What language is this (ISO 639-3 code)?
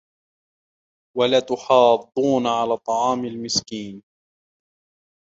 ara